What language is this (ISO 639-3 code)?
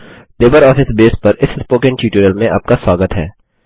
hin